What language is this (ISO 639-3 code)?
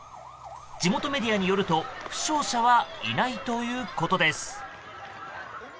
jpn